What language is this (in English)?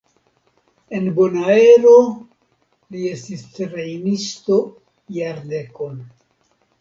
Esperanto